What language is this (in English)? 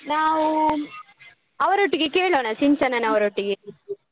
Kannada